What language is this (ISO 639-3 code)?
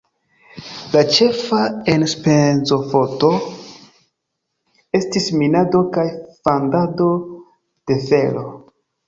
epo